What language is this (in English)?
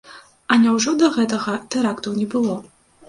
Belarusian